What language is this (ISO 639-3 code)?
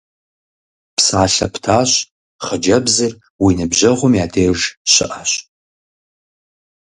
kbd